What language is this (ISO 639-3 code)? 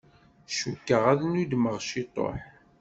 kab